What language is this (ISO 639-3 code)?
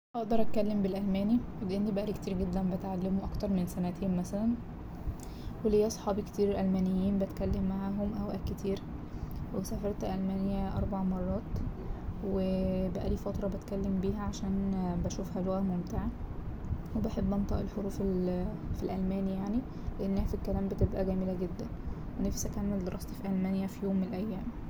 arz